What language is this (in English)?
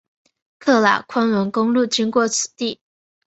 Chinese